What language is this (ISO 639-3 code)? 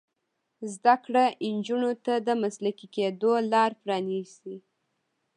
pus